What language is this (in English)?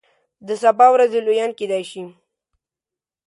Pashto